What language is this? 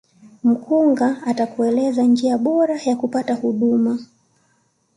Swahili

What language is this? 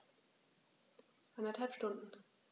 German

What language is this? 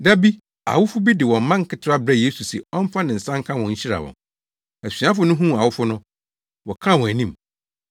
Akan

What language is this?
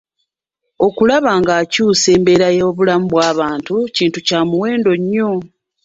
Ganda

